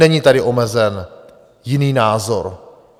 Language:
Czech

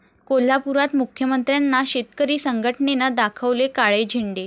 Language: Marathi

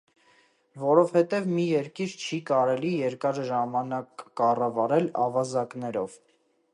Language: Armenian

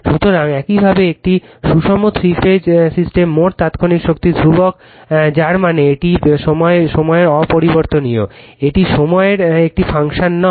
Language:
Bangla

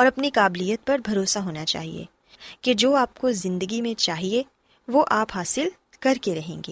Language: Urdu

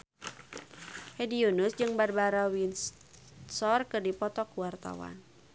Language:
Sundanese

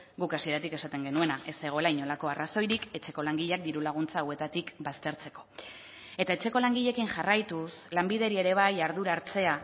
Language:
Basque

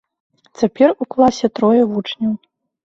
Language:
Belarusian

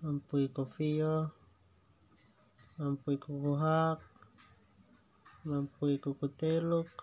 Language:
Termanu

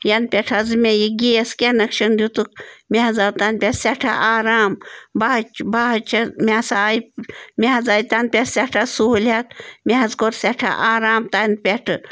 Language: Kashmiri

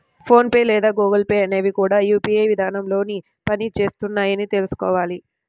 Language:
Telugu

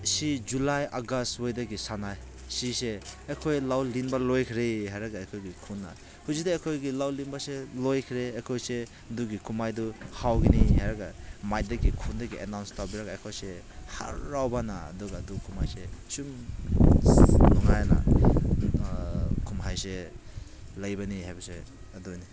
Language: Manipuri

